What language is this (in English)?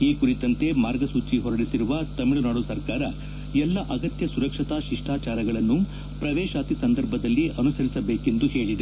Kannada